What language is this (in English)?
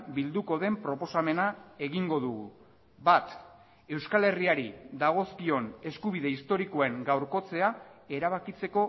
Basque